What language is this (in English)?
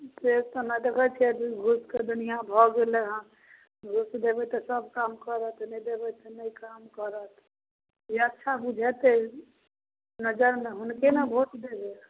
Maithili